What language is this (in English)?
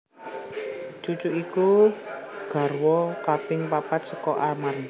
Javanese